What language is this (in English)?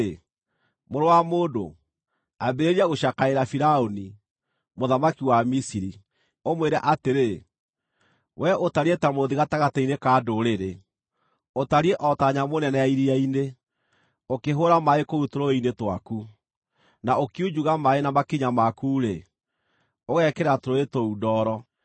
Kikuyu